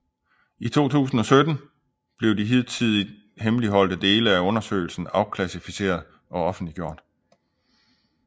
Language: Danish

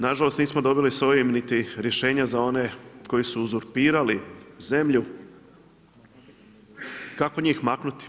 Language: Croatian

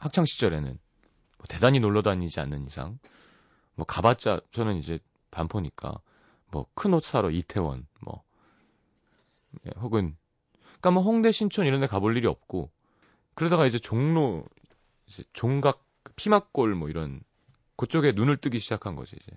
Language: Korean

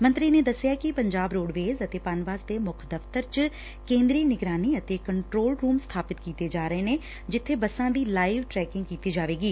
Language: Punjabi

